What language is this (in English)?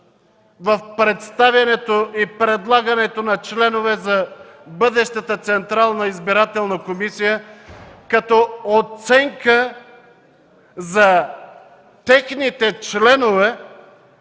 Bulgarian